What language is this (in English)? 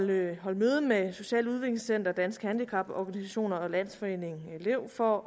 Danish